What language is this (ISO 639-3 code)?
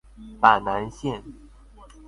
zho